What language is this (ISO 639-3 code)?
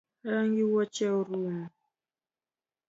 luo